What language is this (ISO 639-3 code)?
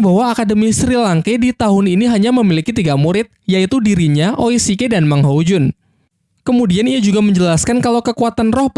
ind